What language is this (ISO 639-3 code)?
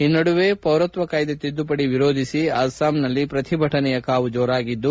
kan